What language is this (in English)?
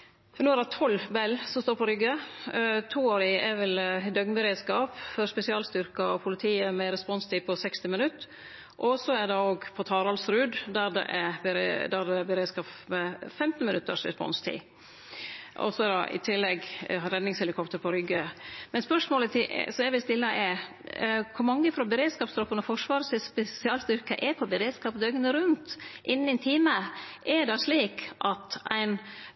Norwegian Nynorsk